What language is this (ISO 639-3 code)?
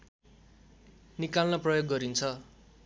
nep